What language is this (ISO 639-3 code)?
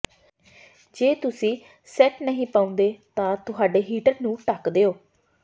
pan